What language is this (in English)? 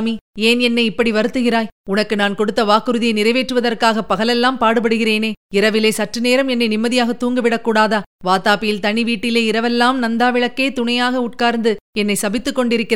Tamil